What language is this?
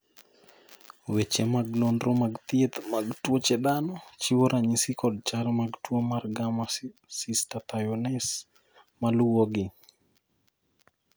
Luo (Kenya and Tanzania)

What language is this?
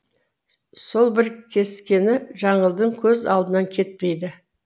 Kazakh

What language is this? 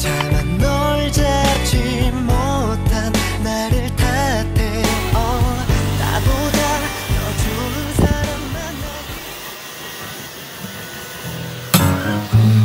Korean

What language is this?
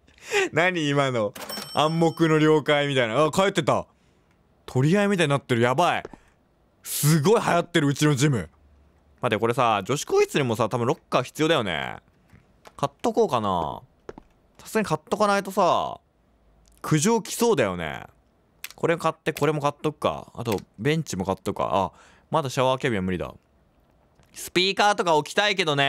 Japanese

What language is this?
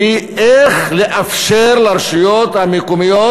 Hebrew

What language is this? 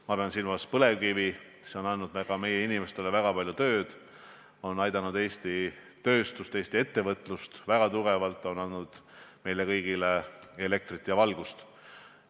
Estonian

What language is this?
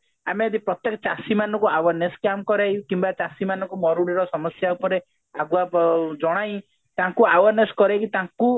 Odia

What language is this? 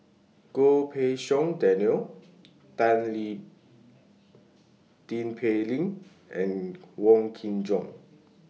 English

